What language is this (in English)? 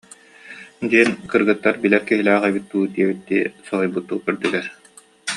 Yakut